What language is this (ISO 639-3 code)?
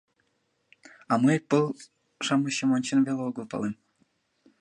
chm